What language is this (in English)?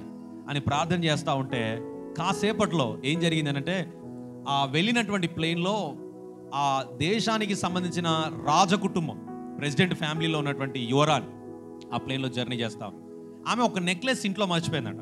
Hindi